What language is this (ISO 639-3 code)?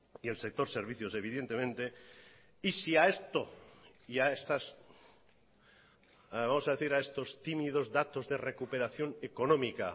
spa